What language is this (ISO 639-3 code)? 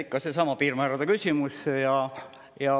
est